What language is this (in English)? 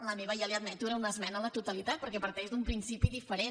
Catalan